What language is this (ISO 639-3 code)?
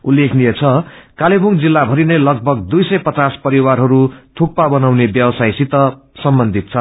nep